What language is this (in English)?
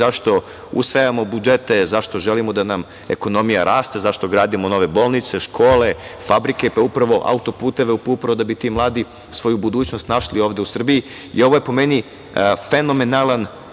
Serbian